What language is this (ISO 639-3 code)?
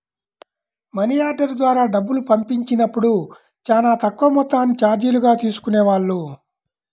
tel